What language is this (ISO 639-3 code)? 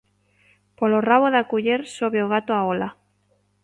glg